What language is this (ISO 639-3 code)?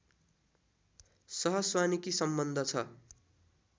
nep